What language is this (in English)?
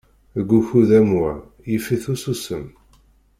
Kabyle